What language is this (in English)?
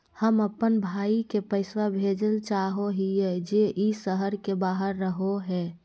Magahi